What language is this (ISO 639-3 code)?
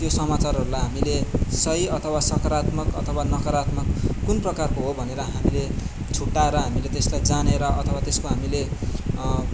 nep